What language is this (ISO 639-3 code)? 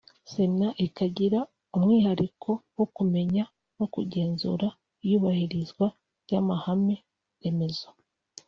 kin